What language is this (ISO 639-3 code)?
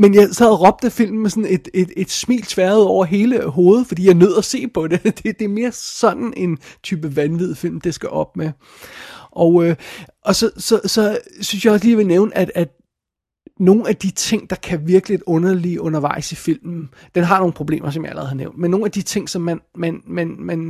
dan